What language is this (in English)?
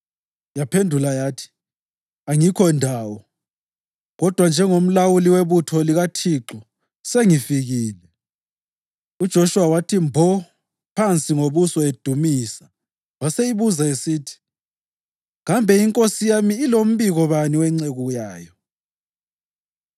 North Ndebele